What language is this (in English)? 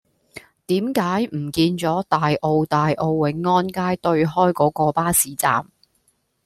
Cantonese